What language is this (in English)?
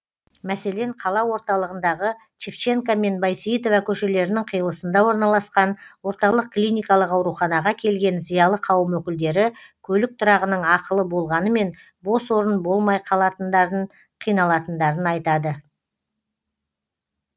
Kazakh